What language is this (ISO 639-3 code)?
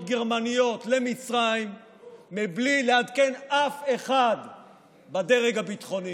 heb